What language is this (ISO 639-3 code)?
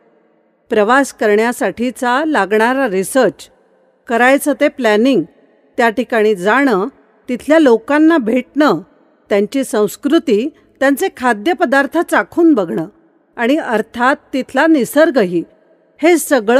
mar